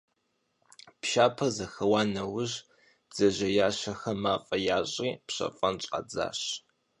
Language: Kabardian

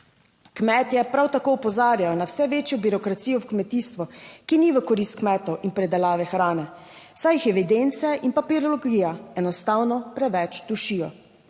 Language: Slovenian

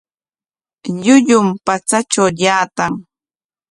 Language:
Corongo Ancash Quechua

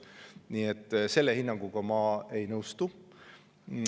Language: Estonian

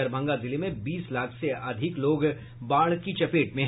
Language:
Hindi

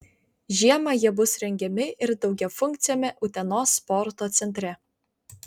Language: Lithuanian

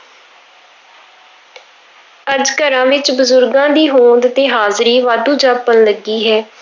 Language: Punjabi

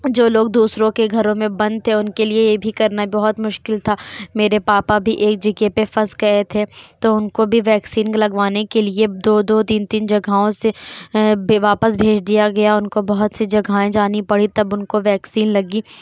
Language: Urdu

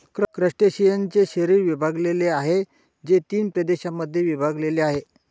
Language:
Marathi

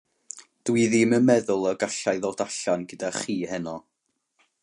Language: Welsh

